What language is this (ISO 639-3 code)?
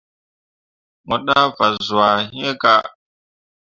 mua